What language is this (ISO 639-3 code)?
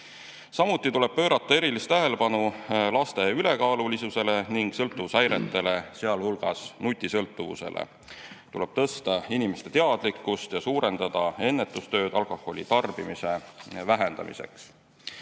est